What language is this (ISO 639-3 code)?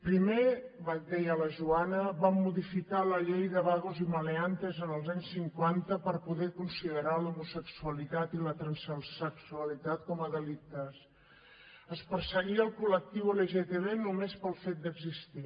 cat